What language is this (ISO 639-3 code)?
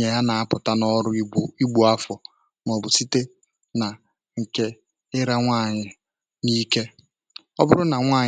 ibo